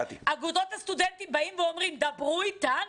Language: Hebrew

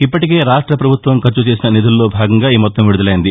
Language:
Telugu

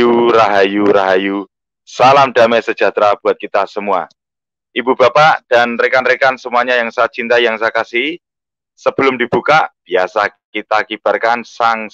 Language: Indonesian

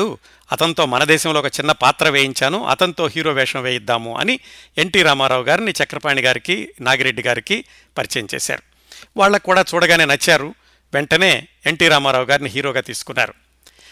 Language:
Telugu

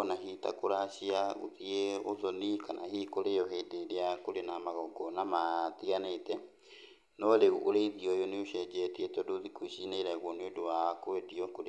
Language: Kikuyu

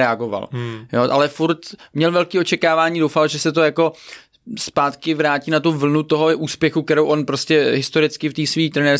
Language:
Czech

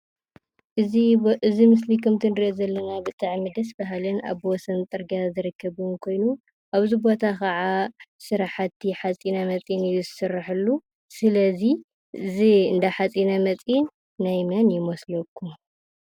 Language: Tigrinya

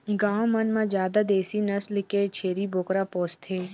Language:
Chhattisgarhi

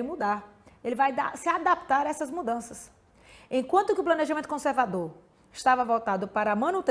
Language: Portuguese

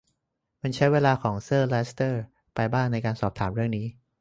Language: Thai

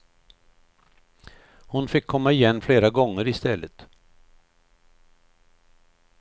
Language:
Swedish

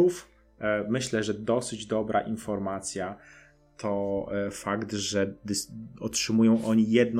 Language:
Polish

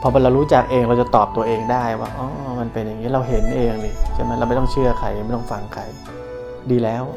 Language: Thai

